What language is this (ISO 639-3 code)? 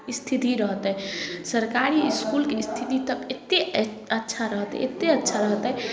mai